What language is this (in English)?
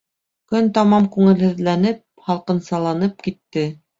Bashkir